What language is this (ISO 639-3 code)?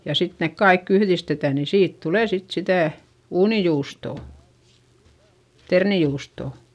fin